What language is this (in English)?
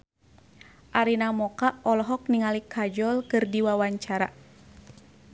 Sundanese